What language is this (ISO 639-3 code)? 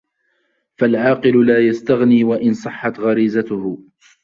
ara